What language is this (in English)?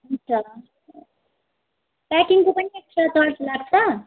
Nepali